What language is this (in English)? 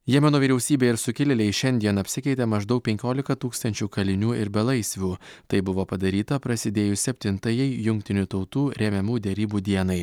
Lithuanian